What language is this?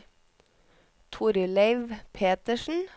Norwegian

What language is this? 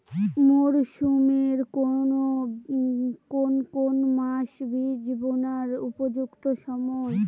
Bangla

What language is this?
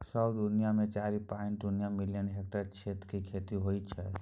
Maithili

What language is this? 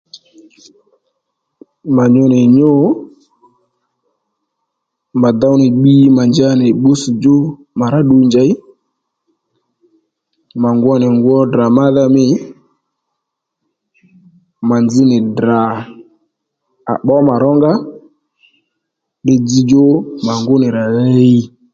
Lendu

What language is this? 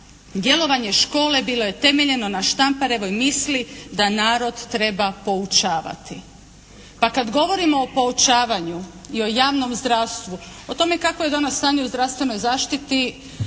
Croatian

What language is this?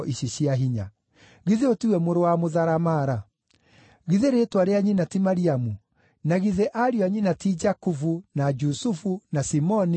Kikuyu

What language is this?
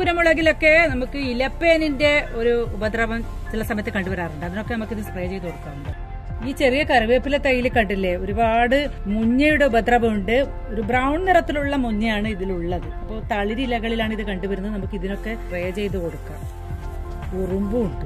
Malayalam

